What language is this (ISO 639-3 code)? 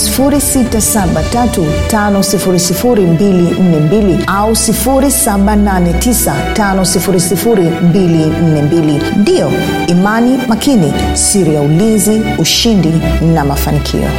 swa